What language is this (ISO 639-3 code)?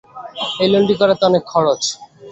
ben